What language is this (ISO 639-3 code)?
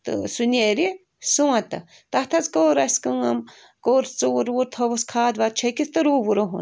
kas